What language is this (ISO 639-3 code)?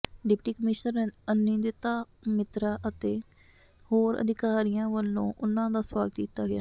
pan